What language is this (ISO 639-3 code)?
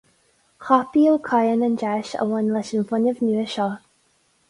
gle